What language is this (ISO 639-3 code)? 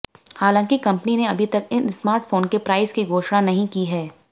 hin